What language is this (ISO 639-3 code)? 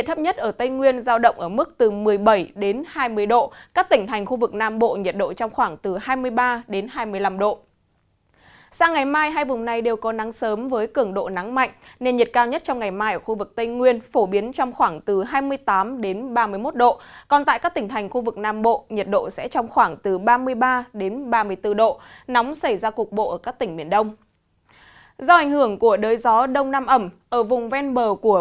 vie